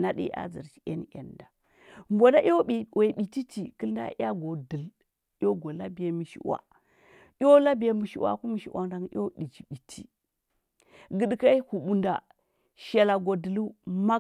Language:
Huba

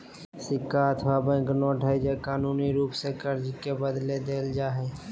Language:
Magahi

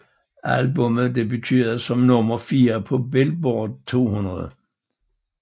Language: Danish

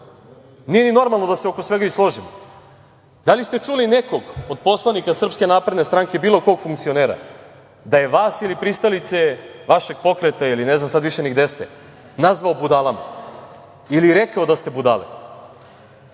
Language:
Serbian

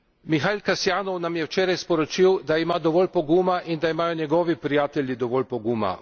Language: Slovenian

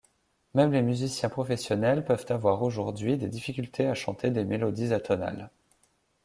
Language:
French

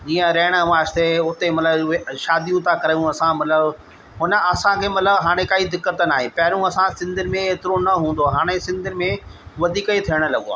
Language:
Sindhi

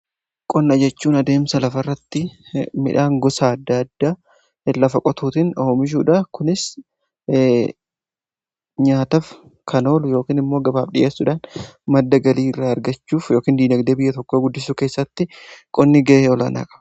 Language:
Oromo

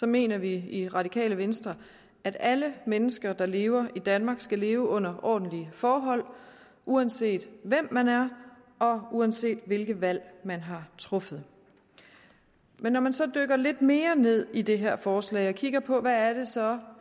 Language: Danish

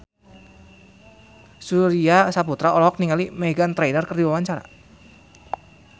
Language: Sundanese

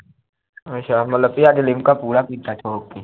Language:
Punjabi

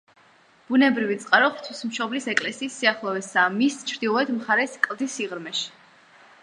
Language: Georgian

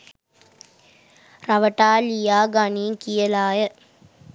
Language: Sinhala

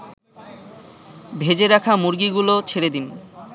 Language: Bangla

